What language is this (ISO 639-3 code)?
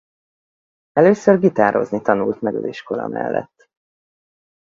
hun